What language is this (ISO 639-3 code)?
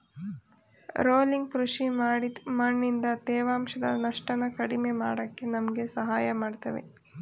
kan